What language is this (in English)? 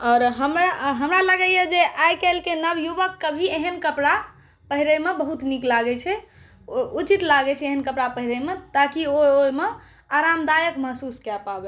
Maithili